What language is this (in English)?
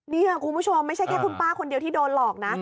Thai